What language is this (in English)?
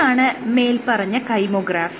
Malayalam